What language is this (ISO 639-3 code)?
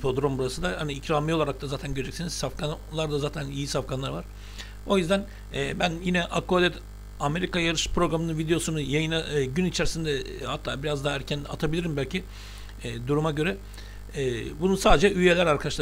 tur